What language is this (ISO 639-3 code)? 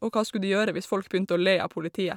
nor